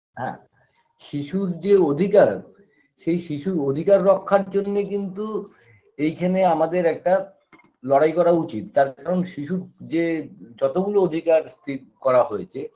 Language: Bangla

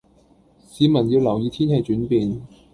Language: Cantonese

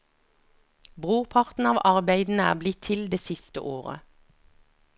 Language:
Norwegian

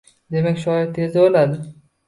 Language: Uzbek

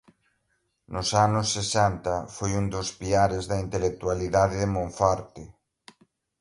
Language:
Galician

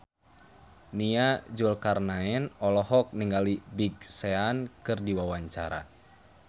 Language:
Sundanese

